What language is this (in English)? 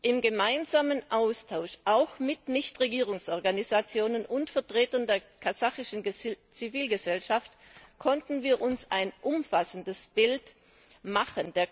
German